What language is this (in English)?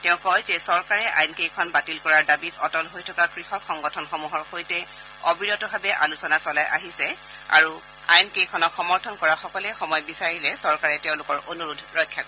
Assamese